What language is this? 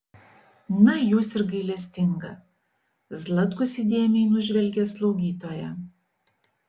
Lithuanian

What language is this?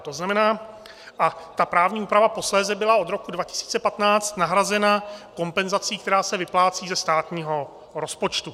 Czech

